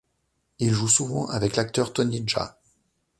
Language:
French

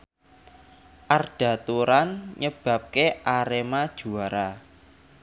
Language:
Javanese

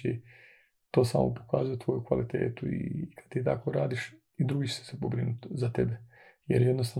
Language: Croatian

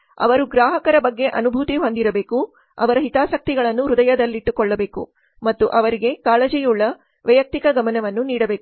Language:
Kannada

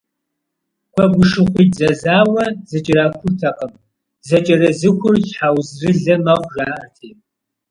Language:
Kabardian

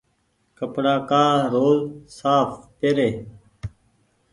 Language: Goaria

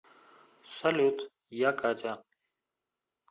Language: Russian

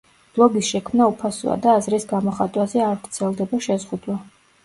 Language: Georgian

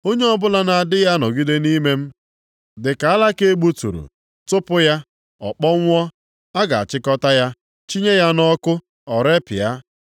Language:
Igbo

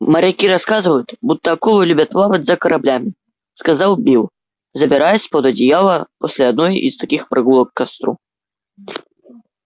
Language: Russian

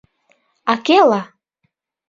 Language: Bashkir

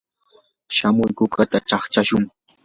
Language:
Yanahuanca Pasco Quechua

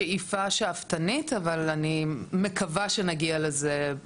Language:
Hebrew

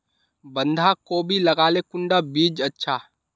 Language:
Magahi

